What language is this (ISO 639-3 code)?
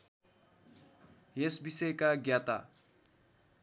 nep